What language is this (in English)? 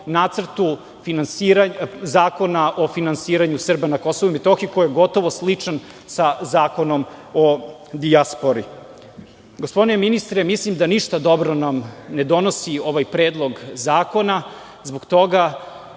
Serbian